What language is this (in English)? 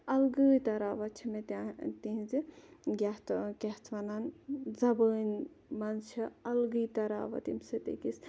Kashmiri